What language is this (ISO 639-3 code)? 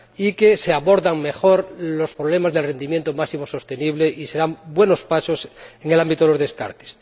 spa